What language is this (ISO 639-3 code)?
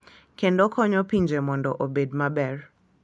luo